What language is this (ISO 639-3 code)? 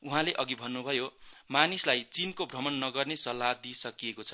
nep